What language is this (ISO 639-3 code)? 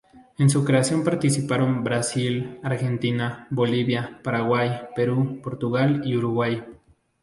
spa